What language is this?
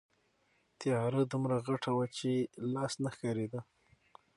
Pashto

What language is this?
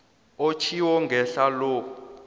South Ndebele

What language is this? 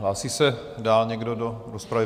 Czech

